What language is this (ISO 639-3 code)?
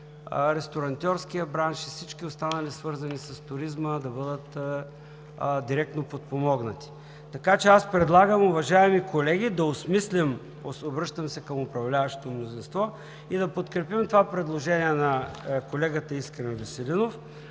bul